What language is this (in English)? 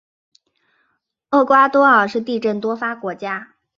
Chinese